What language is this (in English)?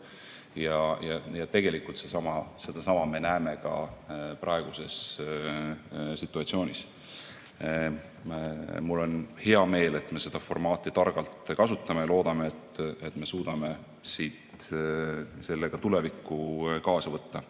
Estonian